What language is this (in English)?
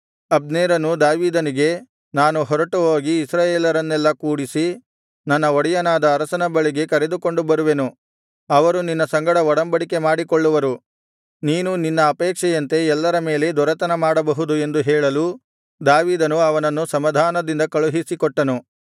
Kannada